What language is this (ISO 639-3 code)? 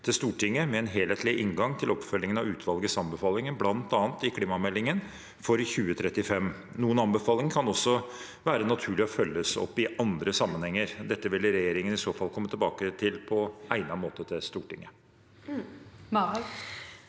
nor